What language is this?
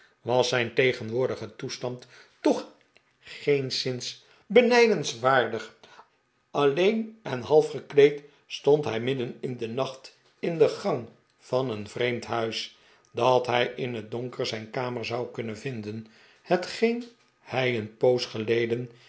Dutch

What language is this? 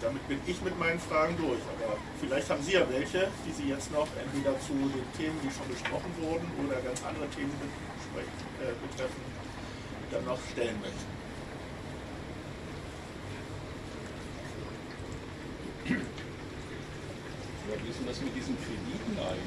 German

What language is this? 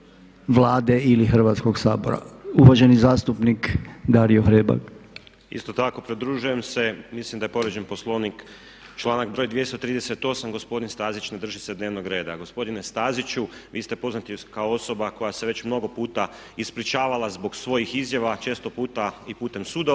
Croatian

